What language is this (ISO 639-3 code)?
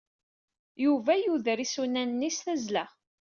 kab